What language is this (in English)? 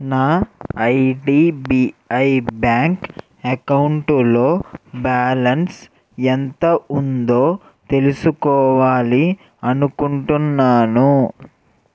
Telugu